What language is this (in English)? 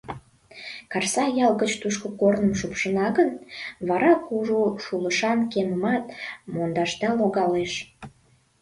Mari